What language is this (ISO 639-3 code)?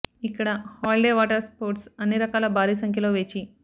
tel